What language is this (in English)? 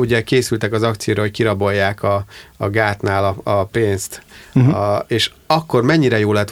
Hungarian